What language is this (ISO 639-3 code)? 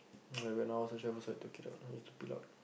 eng